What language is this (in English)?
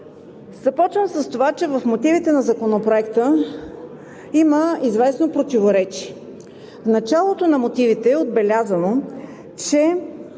Bulgarian